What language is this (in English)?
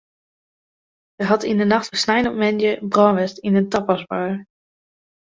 Western Frisian